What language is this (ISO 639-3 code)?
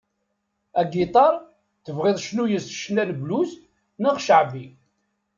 kab